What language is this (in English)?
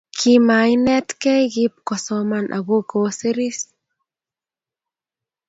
Kalenjin